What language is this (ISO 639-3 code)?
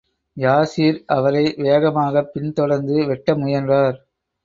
tam